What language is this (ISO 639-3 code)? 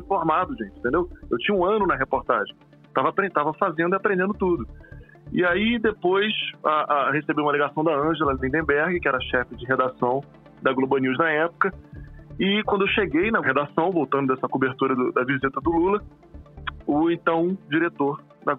por